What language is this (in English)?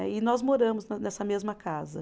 Portuguese